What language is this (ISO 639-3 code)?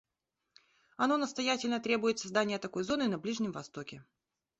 rus